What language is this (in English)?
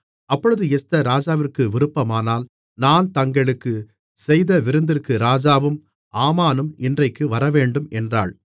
Tamil